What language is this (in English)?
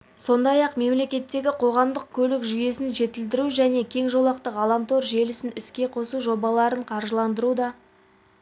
Kazakh